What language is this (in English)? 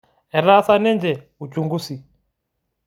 Masai